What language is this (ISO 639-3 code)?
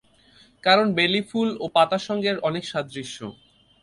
ben